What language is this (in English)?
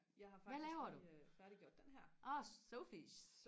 Danish